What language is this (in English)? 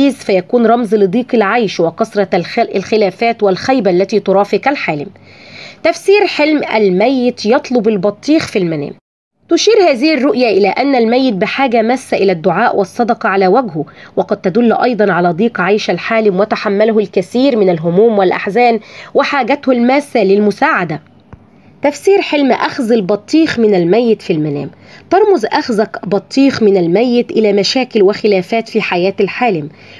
Arabic